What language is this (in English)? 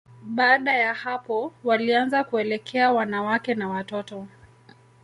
Swahili